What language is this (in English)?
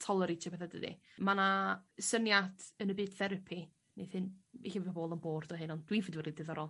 Welsh